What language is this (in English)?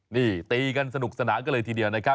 Thai